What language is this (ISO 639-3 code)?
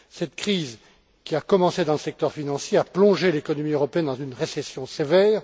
fra